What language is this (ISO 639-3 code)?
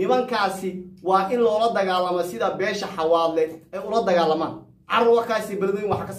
ara